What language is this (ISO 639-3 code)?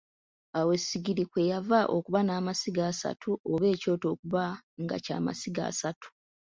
lug